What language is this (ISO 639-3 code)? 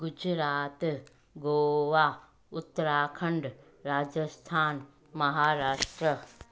snd